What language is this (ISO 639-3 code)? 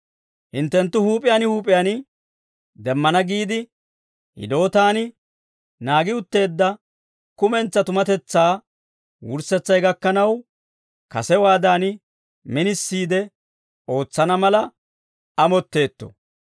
dwr